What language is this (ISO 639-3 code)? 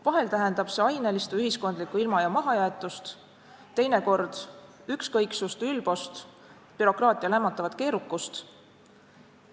est